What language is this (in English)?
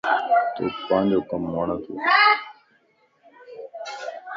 Lasi